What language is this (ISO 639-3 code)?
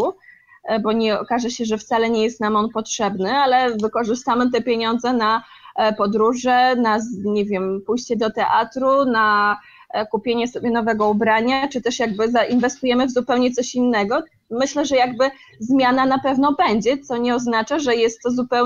pol